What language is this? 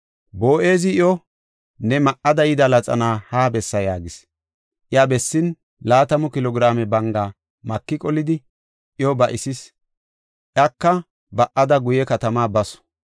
Gofa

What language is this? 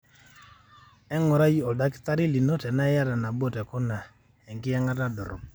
Masai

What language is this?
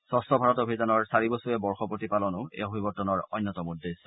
Assamese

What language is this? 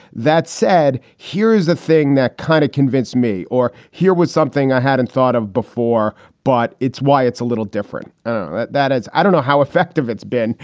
English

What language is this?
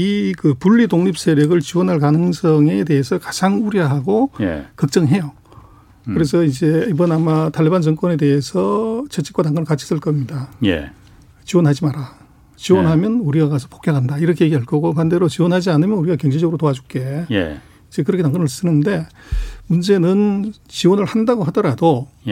Korean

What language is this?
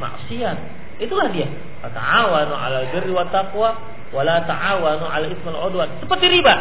Indonesian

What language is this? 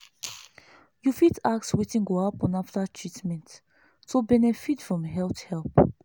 Nigerian Pidgin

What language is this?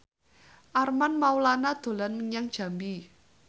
Javanese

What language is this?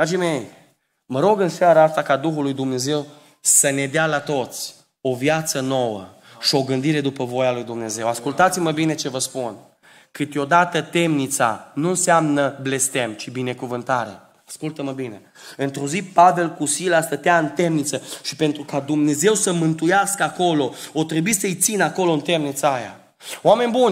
Romanian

